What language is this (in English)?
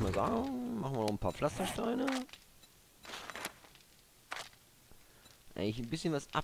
German